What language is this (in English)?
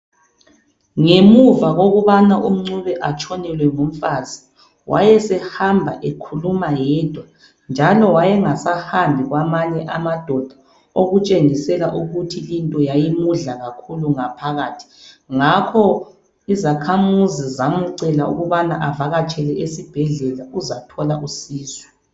North Ndebele